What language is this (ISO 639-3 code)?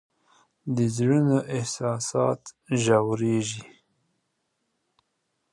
pus